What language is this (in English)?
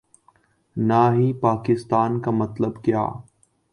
Urdu